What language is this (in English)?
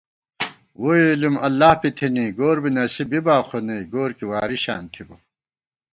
Gawar-Bati